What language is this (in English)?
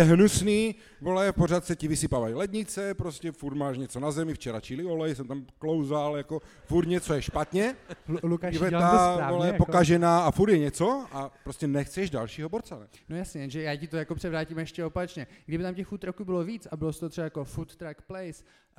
Czech